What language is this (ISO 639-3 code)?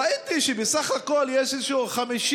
heb